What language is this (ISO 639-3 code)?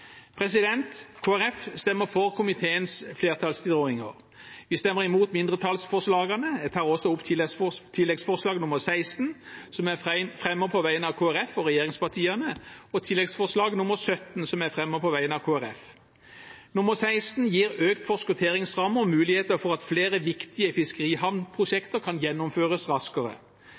nob